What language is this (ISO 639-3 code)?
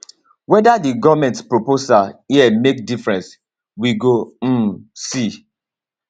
pcm